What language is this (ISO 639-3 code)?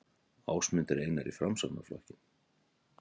isl